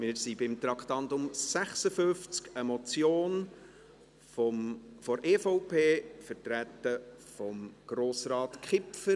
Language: Swiss German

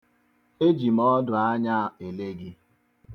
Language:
Igbo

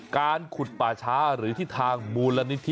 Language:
Thai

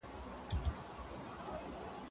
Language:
Pashto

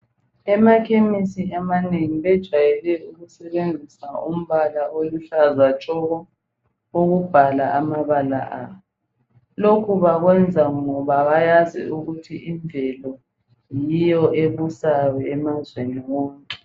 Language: North Ndebele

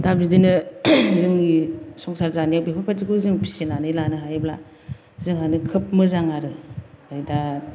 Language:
Bodo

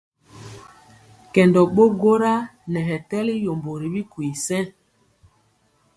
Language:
Mpiemo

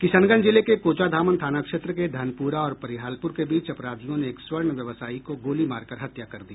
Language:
Hindi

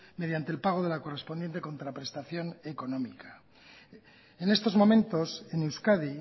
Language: Spanish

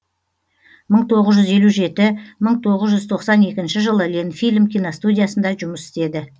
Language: Kazakh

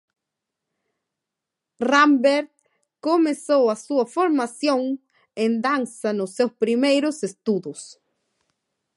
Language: Galician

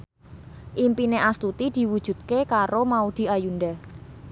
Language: Javanese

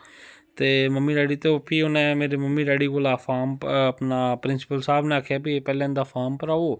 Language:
Dogri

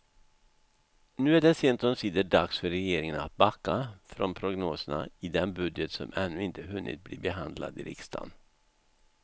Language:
Swedish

